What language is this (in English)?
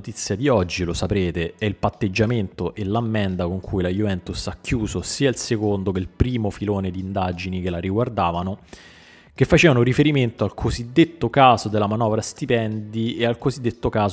Italian